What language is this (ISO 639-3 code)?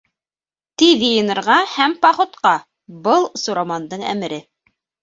bak